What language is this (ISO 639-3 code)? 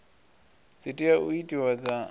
ven